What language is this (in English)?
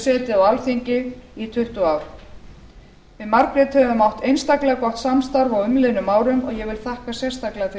Icelandic